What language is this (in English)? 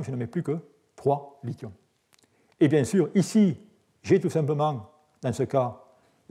French